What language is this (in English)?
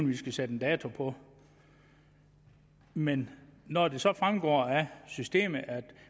Danish